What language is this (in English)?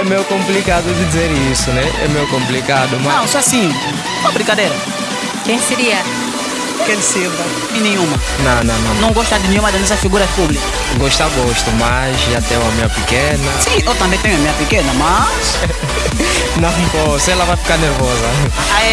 Portuguese